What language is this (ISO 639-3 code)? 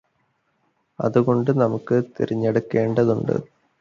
mal